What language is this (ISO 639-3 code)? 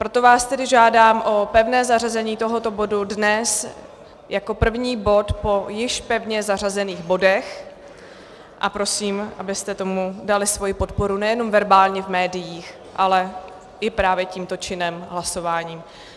ces